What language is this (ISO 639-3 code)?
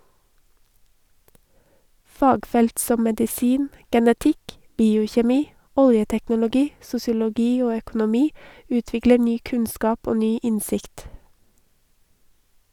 nor